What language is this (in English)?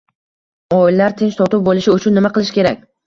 Uzbek